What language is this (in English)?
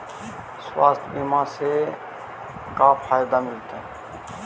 Magahi